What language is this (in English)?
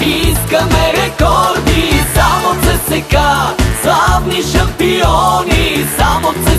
Bulgarian